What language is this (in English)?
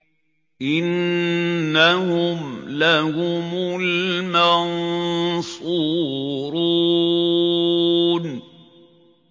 Arabic